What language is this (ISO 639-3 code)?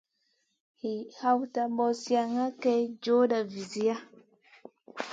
mcn